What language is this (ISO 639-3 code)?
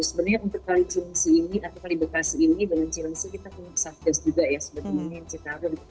ind